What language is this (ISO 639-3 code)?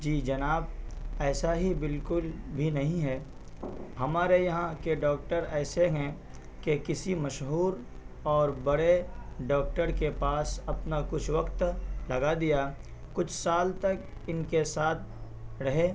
urd